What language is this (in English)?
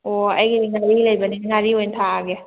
Manipuri